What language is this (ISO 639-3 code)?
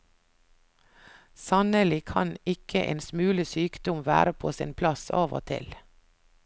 nor